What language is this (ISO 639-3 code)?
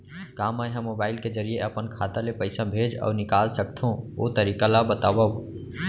hne